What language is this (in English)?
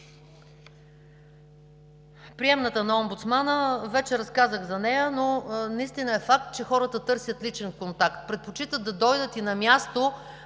Bulgarian